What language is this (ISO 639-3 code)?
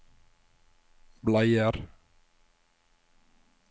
nor